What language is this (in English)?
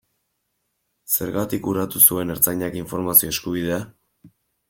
Basque